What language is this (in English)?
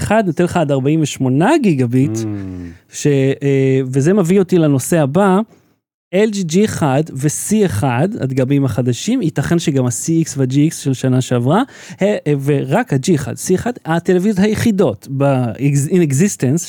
Hebrew